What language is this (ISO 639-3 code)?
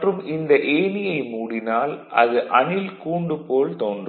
tam